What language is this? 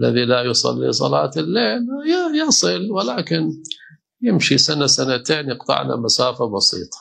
Arabic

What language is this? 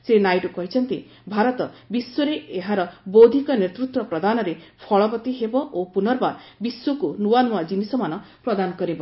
Odia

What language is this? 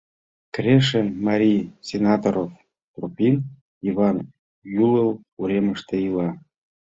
Mari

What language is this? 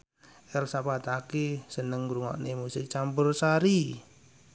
Javanese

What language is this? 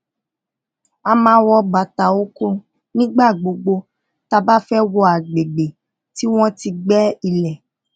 Yoruba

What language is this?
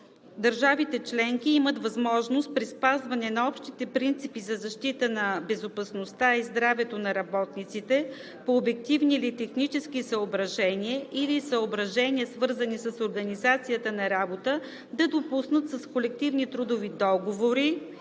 Bulgarian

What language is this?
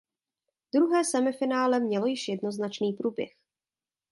Czech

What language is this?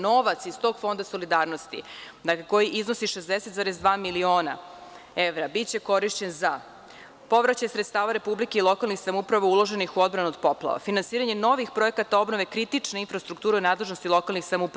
Serbian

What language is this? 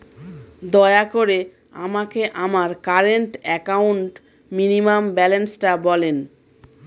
Bangla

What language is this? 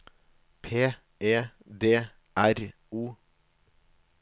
Norwegian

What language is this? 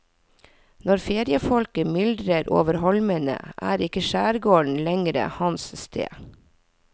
Norwegian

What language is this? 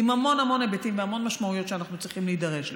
Hebrew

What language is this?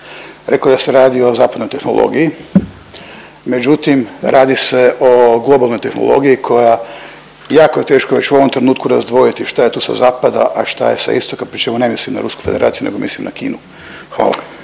Croatian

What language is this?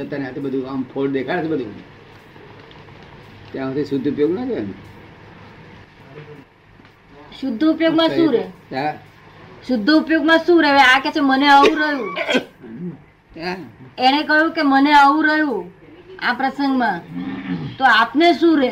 Gujarati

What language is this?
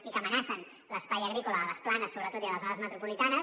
Catalan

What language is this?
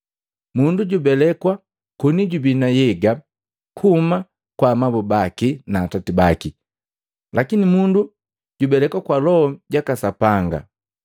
Matengo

